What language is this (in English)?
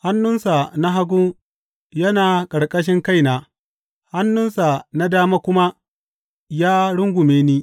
Hausa